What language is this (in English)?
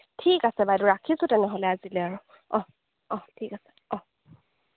Assamese